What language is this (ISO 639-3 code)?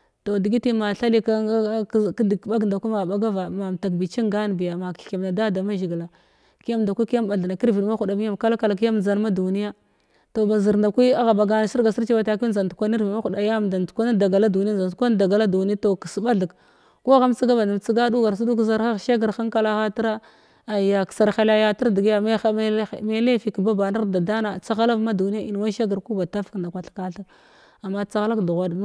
glw